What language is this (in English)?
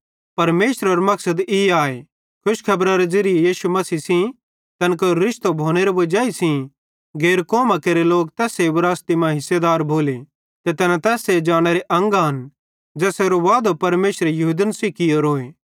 Bhadrawahi